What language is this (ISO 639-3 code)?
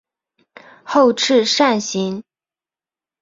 zho